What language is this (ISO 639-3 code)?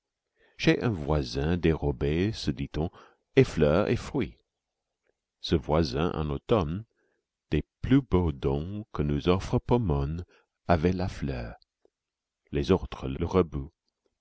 fra